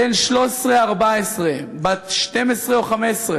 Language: Hebrew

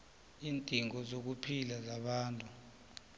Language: South Ndebele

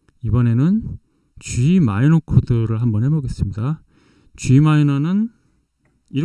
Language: Korean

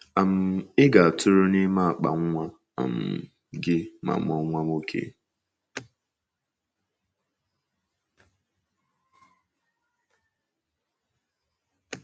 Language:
Igbo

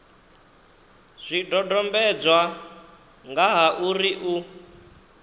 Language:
Venda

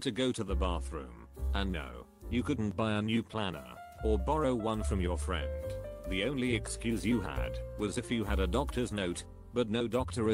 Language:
English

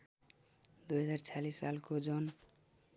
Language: Nepali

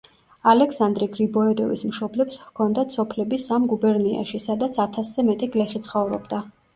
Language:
Georgian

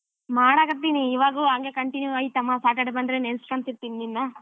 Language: Kannada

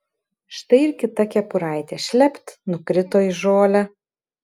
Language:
Lithuanian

